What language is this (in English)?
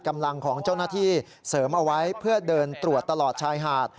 Thai